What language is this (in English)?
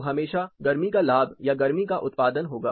Hindi